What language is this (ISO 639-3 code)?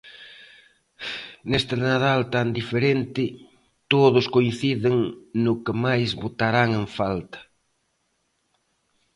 glg